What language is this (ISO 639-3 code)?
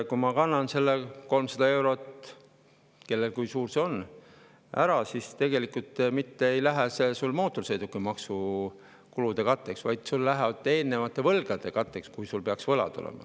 est